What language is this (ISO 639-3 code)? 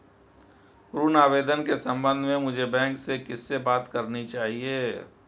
hin